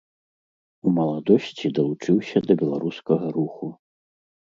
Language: Belarusian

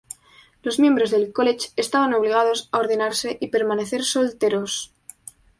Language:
Spanish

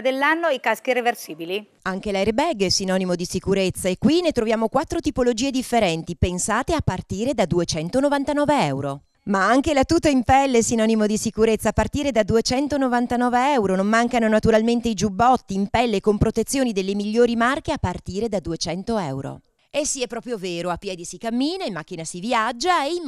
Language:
Italian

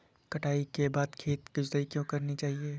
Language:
Hindi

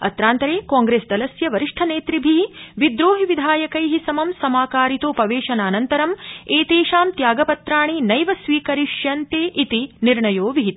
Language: Sanskrit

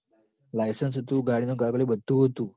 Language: Gujarati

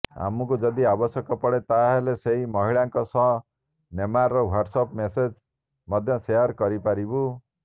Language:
Odia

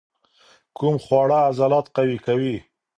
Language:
Pashto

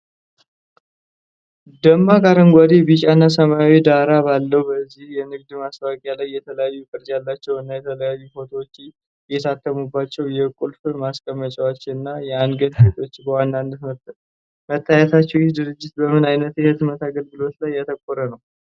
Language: Amharic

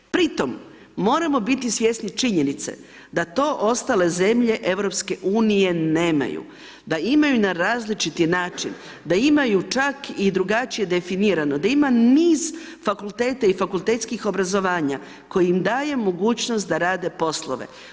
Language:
Croatian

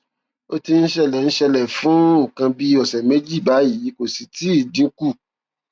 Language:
Yoruba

